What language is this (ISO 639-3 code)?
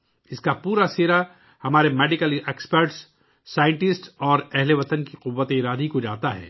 urd